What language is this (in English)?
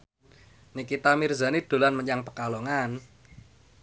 Javanese